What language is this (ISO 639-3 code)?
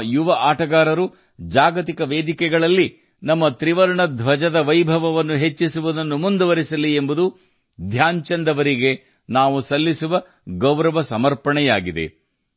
kan